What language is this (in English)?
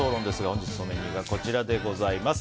Japanese